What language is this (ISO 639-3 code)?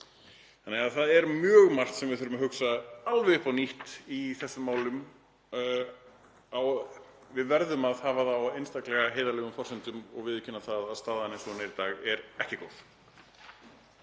isl